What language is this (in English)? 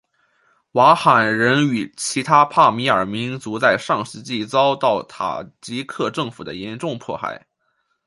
Chinese